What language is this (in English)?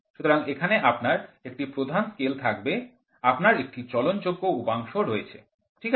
Bangla